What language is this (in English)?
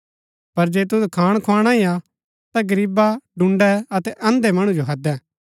Gaddi